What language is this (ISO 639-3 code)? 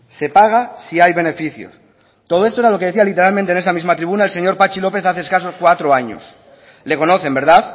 spa